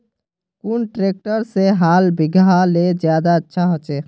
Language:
Magahi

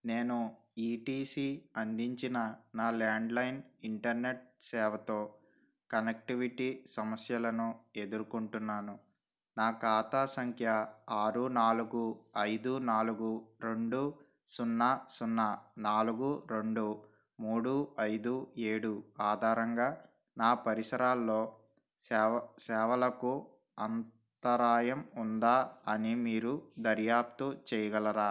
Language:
Telugu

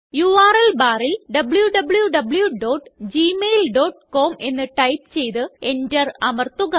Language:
Malayalam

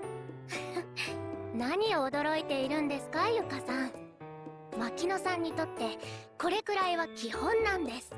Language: Japanese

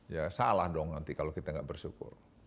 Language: Indonesian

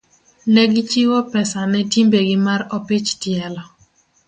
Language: Luo (Kenya and Tanzania)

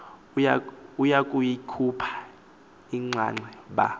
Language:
Xhosa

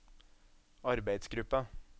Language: Norwegian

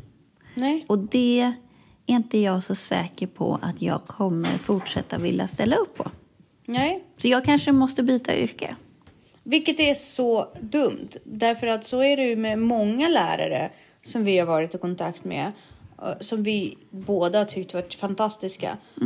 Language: Swedish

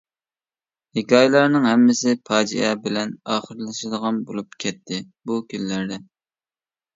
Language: Uyghur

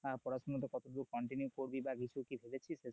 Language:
Bangla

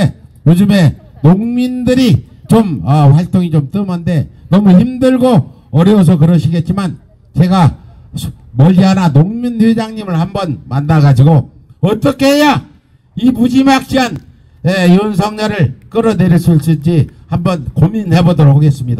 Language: Korean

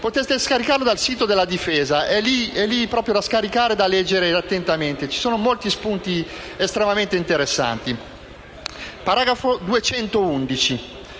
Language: Italian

